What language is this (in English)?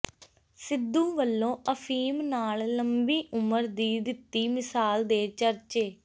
Punjabi